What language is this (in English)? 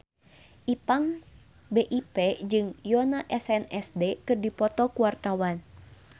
Sundanese